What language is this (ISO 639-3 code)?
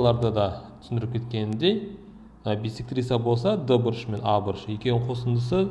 tur